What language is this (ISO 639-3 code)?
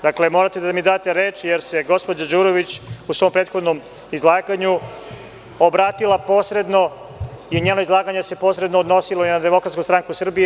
srp